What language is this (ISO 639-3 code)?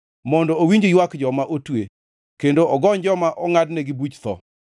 luo